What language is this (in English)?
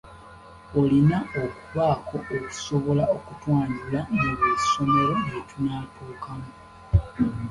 Ganda